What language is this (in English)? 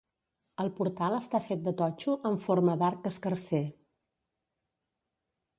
Catalan